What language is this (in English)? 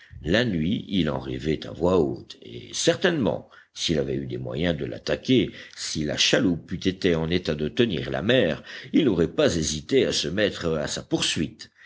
French